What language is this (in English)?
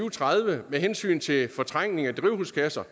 Danish